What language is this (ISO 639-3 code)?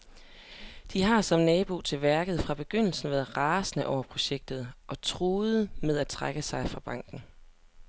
dan